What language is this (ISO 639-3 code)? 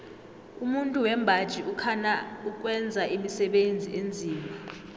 nbl